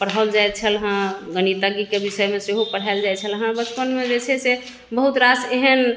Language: Maithili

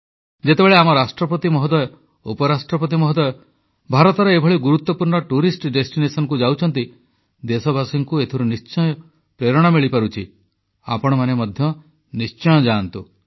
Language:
Odia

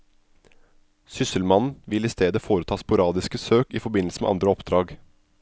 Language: Norwegian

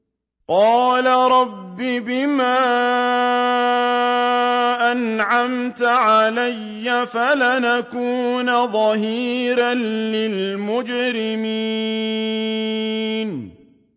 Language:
Arabic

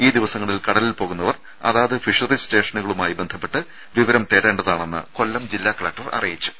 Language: Malayalam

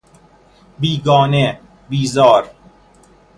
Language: Persian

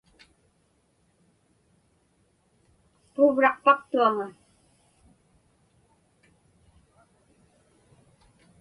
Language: Inupiaq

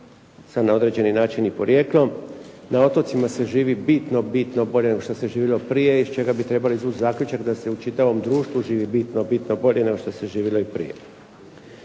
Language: Croatian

